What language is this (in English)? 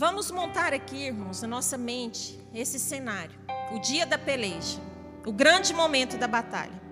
Portuguese